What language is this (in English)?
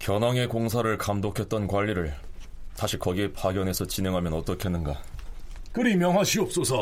Korean